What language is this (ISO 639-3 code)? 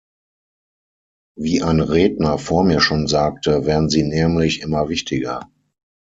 deu